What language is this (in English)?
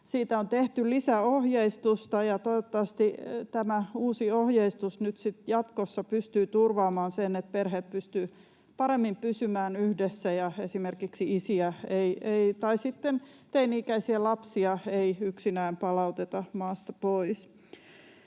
Finnish